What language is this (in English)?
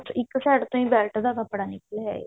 Punjabi